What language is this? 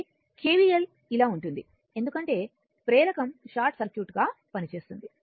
Telugu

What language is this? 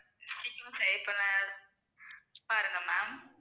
Tamil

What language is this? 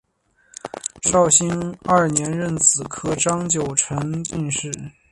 Chinese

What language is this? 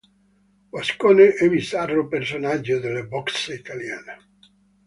Italian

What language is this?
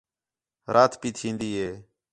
Khetrani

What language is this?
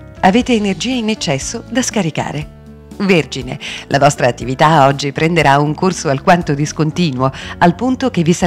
Italian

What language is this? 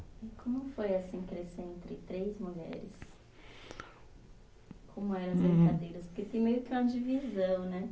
Portuguese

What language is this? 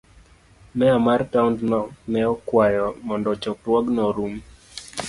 Luo (Kenya and Tanzania)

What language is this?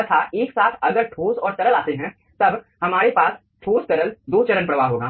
Hindi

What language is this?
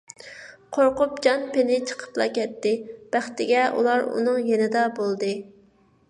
Uyghur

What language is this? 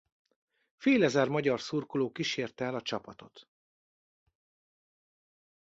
Hungarian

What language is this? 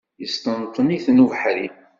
Kabyle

